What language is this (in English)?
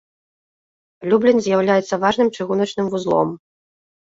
Belarusian